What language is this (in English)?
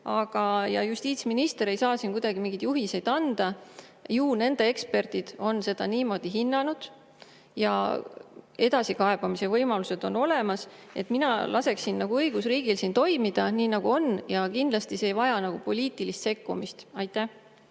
Estonian